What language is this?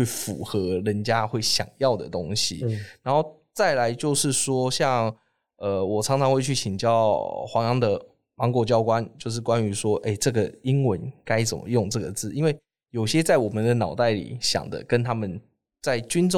Chinese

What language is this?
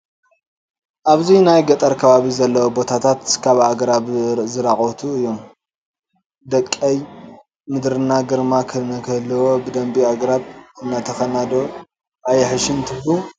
Tigrinya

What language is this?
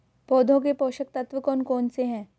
Hindi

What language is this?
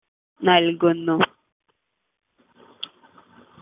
Malayalam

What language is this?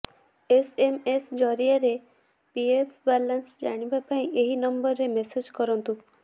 Odia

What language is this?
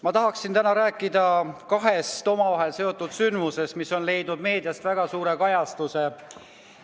Estonian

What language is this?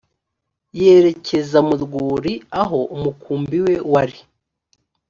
Kinyarwanda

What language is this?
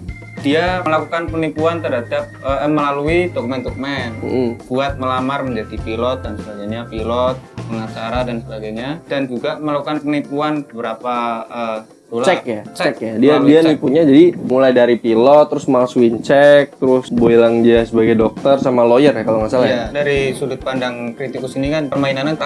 Indonesian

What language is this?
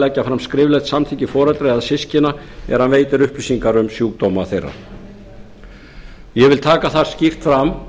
Icelandic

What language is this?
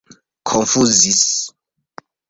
Esperanto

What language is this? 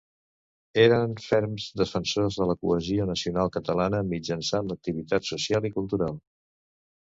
Catalan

